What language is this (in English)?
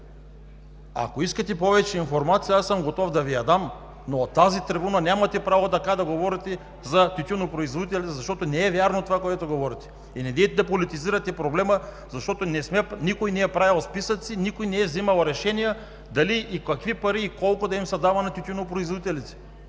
Bulgarian